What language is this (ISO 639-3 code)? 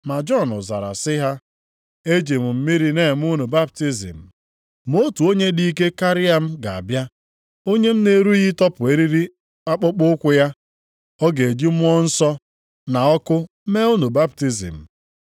ibo